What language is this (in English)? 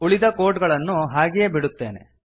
Kannada